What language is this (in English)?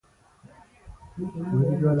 Pashto